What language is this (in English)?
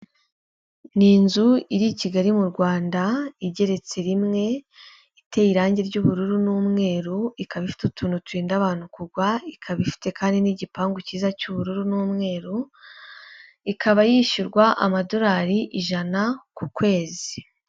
Kinyarwanda